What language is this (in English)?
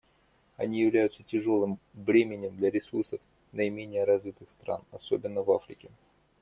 Russian